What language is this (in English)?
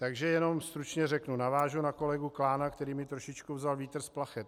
Czech